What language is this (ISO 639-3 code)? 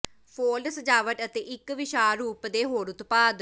pan